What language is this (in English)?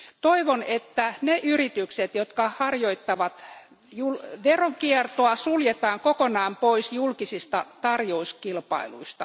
Finnish